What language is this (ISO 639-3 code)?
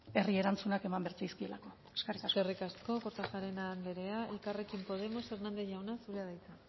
eus